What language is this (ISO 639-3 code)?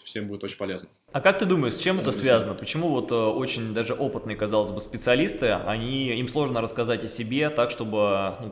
rus